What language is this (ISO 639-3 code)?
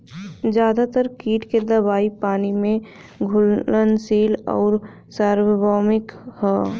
bho